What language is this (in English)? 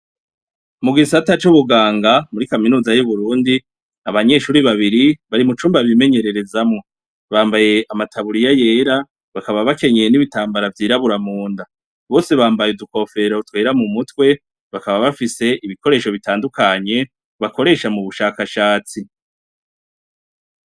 Rundi